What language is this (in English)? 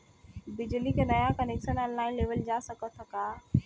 Bhojpuri